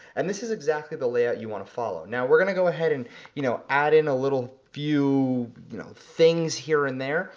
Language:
English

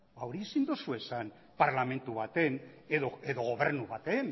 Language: Basque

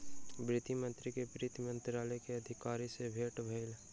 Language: Maithili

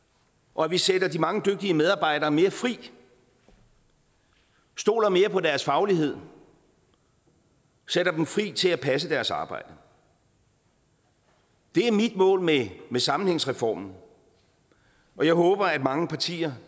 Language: Danish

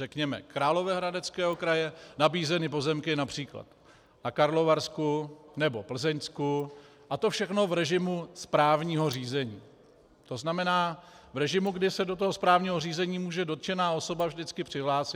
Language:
Czech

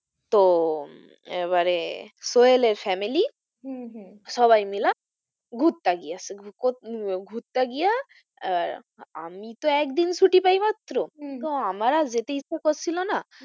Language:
Bangla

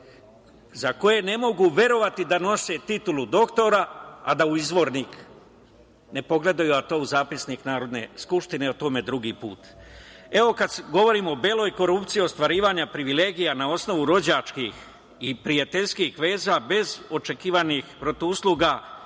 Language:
Serbian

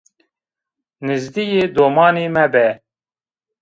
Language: Zaza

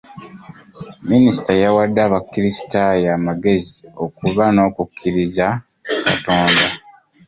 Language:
Ganda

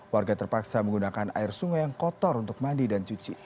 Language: Indonesian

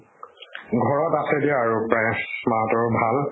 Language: Assamese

